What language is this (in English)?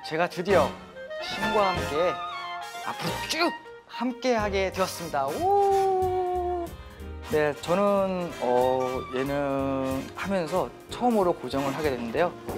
Korean